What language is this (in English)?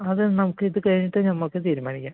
Malayalam